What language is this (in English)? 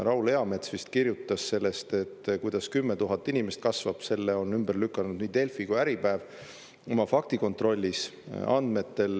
Estonian